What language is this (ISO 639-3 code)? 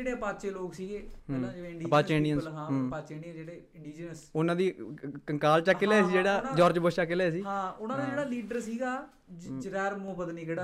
pan